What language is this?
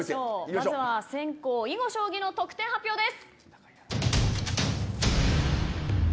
Japanese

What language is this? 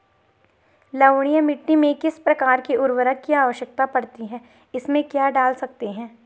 Hindi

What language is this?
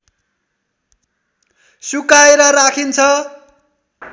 Nepali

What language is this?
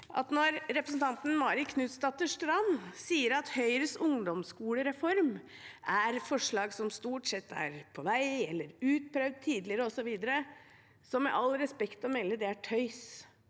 Norwegian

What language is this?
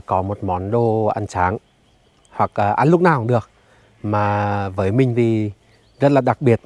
Vietnamese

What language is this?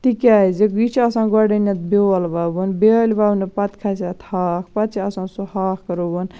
Kashmiri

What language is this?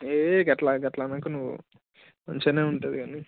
Telugu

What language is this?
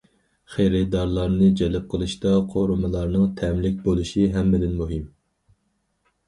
Uyghur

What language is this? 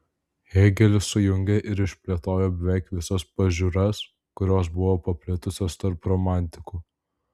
Lithuanian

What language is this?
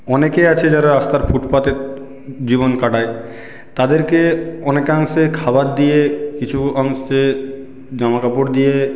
Bangla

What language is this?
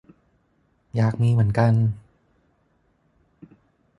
Thai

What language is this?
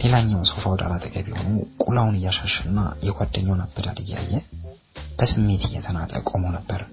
Amharic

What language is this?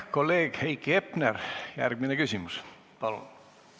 Estonian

